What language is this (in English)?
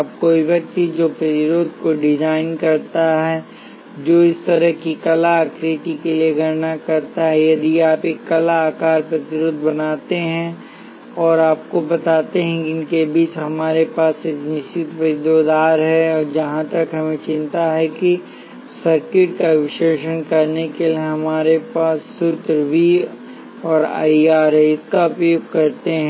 Hindi